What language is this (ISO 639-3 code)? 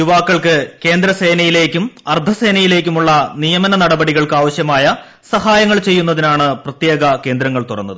mal